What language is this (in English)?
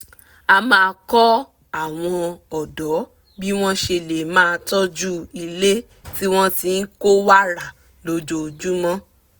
Yoruba